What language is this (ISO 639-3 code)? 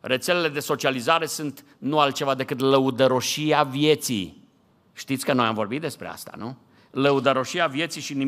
ron